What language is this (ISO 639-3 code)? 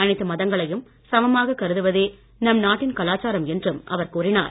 tam